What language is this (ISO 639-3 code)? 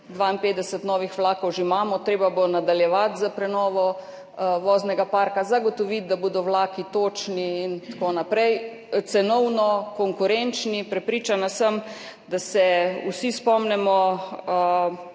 slv